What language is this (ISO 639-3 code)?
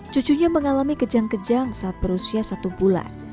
ind